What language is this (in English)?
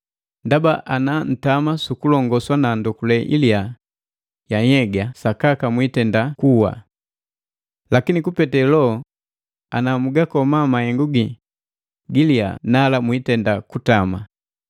Matengo